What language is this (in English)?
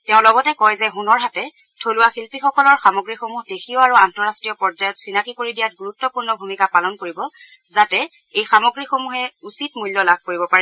Assamese